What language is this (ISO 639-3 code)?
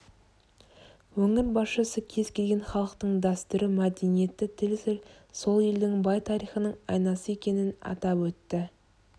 kaz